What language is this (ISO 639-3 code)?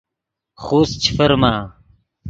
ydg